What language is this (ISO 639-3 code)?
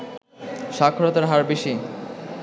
ben